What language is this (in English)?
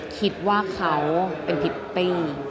Thai